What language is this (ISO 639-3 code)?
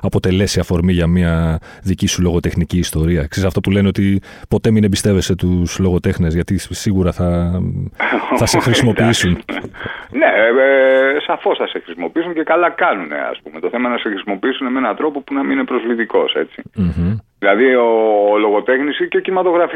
ell